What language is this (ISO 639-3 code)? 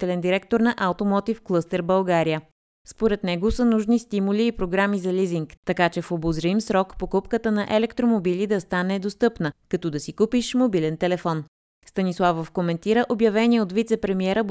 bul